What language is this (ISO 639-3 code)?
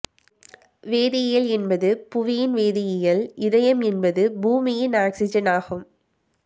tam